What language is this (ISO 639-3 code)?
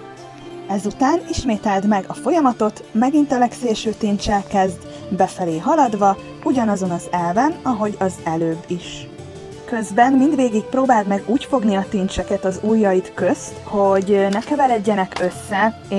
hun